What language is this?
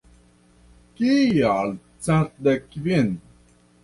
Esperanto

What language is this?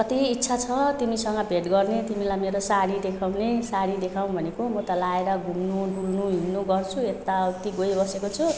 Nepali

